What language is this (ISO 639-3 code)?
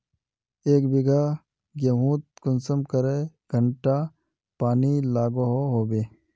mag